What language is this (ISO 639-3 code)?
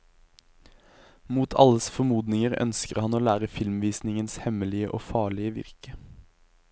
nor